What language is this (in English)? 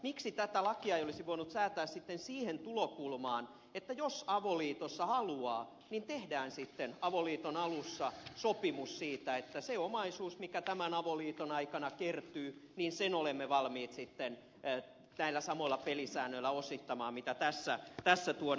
Finnish